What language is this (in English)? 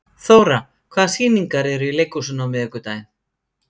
Icelandic